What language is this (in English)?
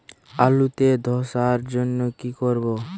Bangla